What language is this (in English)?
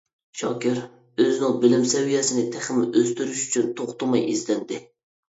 Uyghur